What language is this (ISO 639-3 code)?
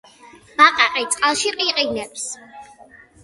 kat